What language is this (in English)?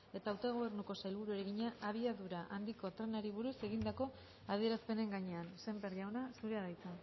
Basque